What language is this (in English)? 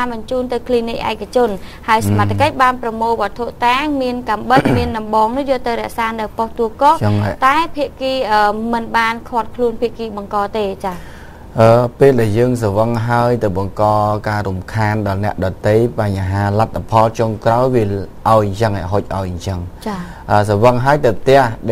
Thai